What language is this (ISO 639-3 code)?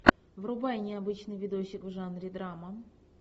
rus